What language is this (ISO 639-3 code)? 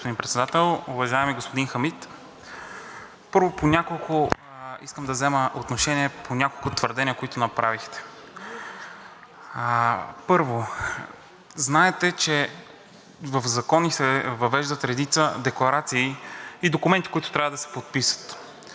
bul